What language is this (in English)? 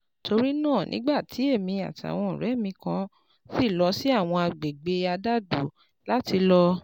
Yoruba